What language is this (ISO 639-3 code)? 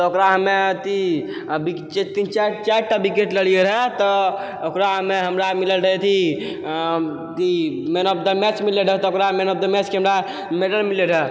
mai